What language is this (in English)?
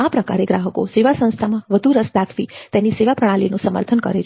Gujarati